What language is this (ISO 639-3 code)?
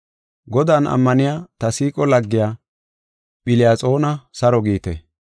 gof